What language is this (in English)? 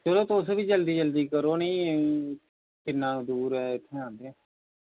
Dogri